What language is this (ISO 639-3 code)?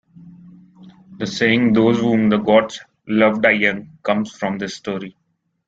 eng